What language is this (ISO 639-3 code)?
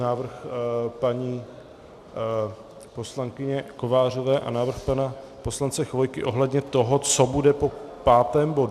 ces